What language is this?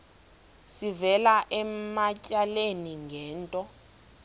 Xhosa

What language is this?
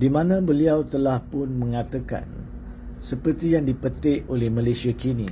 Malay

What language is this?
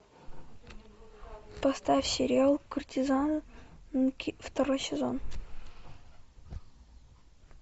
Russian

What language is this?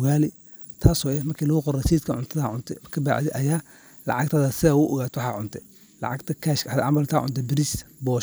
Somali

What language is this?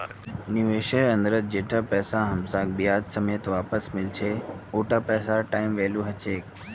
Magahi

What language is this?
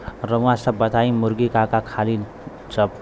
Bhojpuri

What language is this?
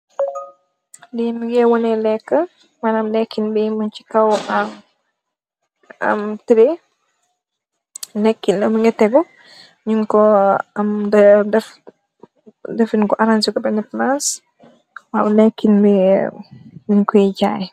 Wolof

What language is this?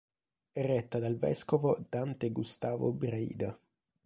Italian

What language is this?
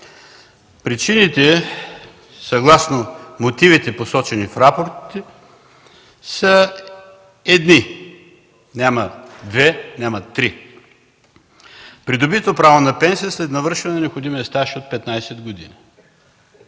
Bulgarian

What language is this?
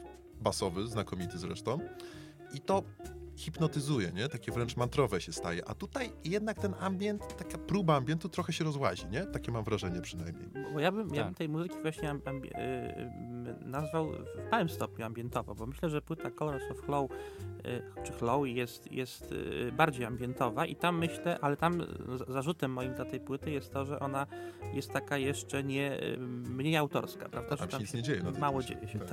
Polish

